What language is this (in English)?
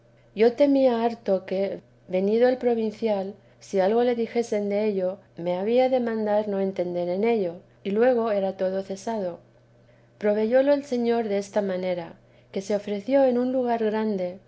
Spanish